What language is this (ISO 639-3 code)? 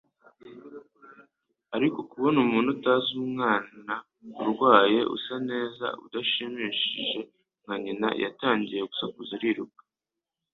kin